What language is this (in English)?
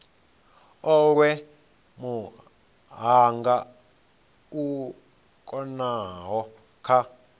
Venda